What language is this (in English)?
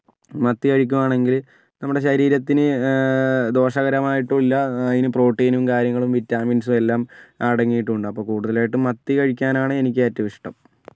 Malayalam